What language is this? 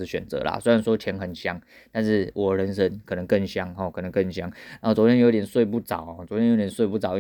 Chinese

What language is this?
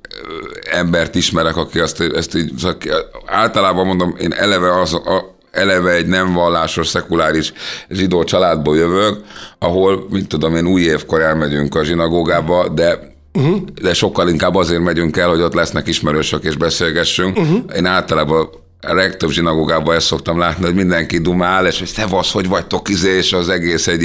Hungarian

